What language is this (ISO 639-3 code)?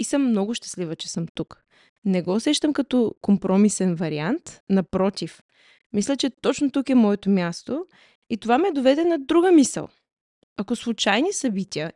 bul